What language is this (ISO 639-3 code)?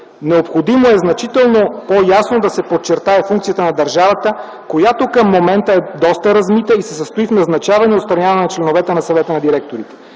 bul